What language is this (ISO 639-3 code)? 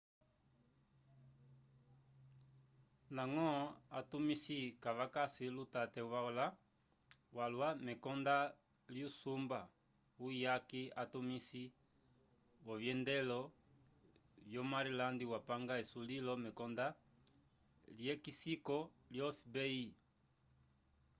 umb